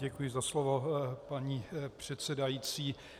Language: Czech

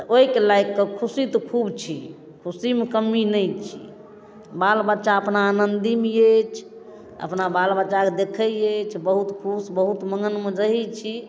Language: Maithili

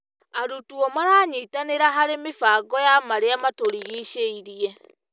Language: Kikuyu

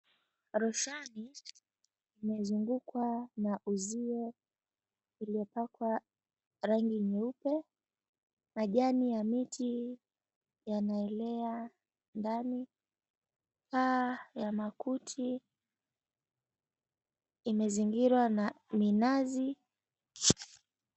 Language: Swahili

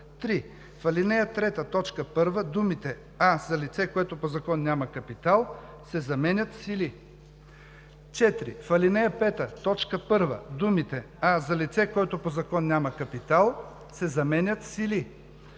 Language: Bulgarian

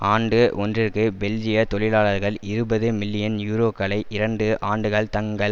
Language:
Tamil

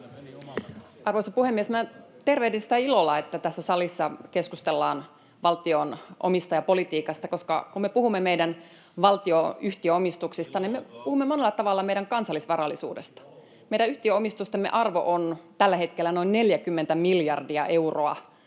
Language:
Finnish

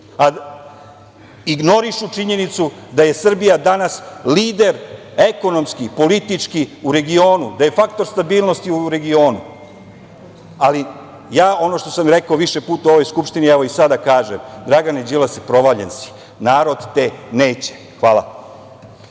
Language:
Serbian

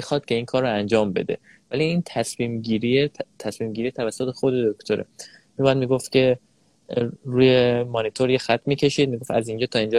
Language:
Persian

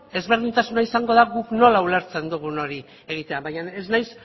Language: Basque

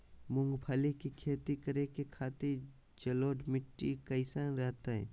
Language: Magahi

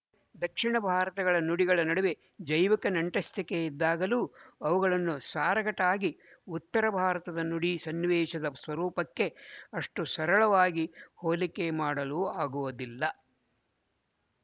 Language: Kannada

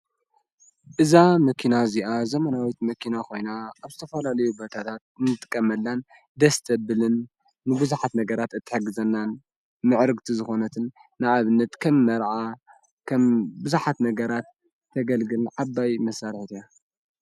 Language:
Tigrinya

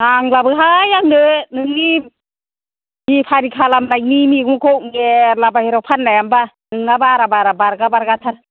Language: Bodo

